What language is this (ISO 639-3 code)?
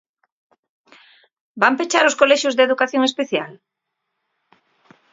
glg